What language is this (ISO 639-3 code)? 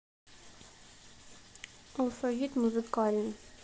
rus